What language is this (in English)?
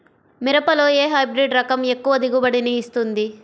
Telugu